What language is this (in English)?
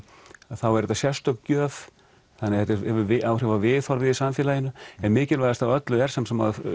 Icelandic